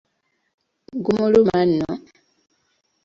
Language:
Ganda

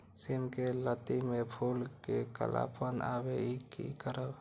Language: Maithili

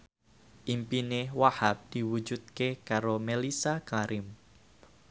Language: Javanese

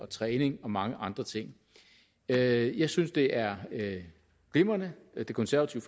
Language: Danish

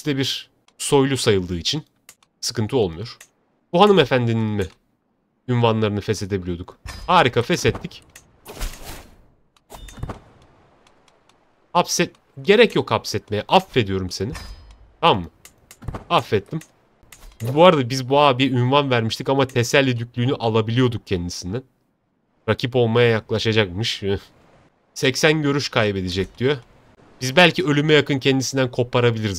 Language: Turkish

